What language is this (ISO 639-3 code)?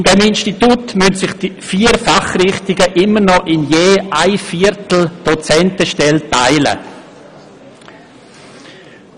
gsw